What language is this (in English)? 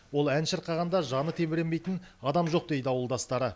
Kazakh